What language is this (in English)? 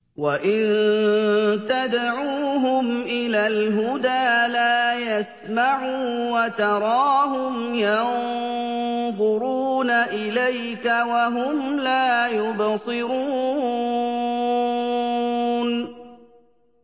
Arabic